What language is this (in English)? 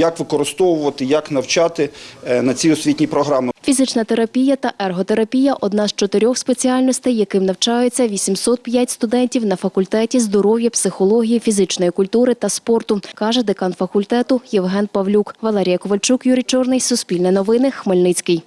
Ukrainian